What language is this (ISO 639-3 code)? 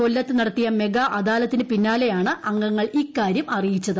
mal